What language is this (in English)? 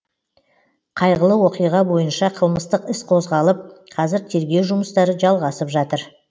Kazakh